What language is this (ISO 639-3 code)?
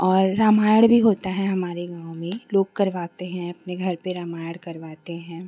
hin